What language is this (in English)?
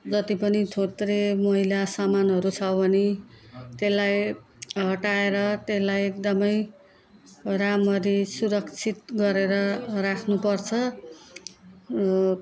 Nepali